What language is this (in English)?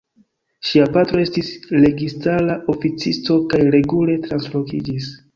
Esperanto